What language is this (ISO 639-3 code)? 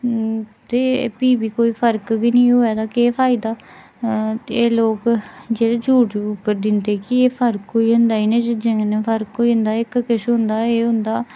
doi